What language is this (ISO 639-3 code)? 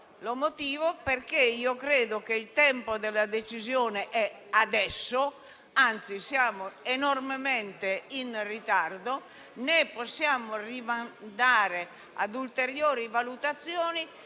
ita